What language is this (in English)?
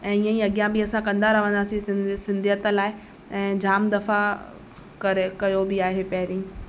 Sindhi